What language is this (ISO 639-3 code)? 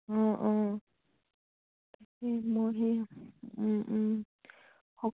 asm